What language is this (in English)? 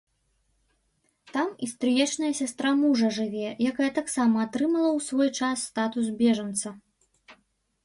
Belarusian